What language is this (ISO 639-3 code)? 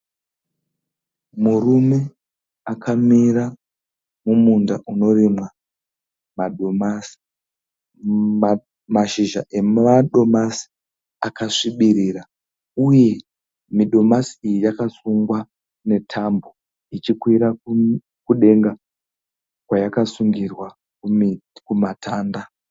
sna